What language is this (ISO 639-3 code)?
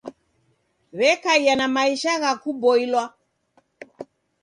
dav